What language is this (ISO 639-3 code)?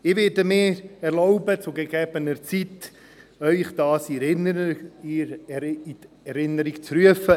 gsw